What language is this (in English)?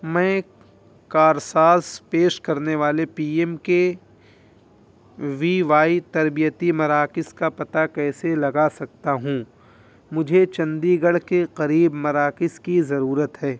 Urdu